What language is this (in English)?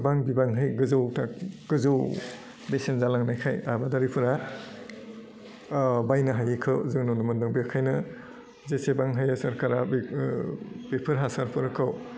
Bodo